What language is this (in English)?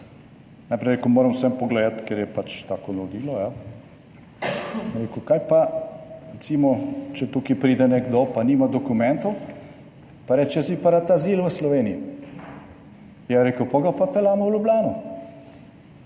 Slovenian